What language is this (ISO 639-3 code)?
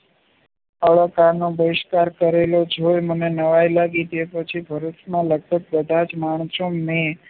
guj